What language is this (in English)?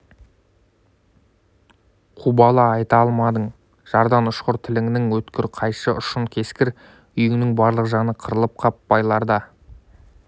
Kazakh